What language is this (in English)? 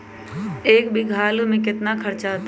Magahi